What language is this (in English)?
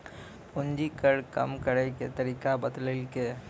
Maithili